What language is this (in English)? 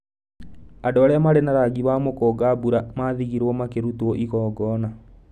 Kikuyu